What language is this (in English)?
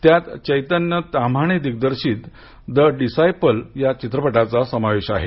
Marathi